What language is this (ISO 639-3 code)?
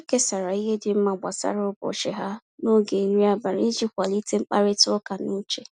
ibo